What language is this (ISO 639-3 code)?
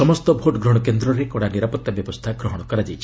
ori